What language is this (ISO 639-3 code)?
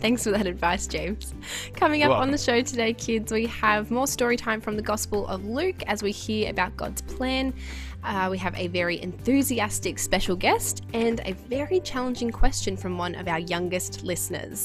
eng